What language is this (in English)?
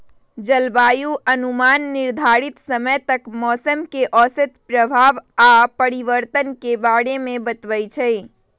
Magahi